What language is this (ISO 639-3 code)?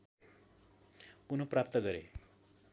nep